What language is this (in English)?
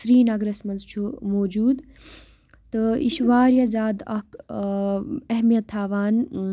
Kashmiri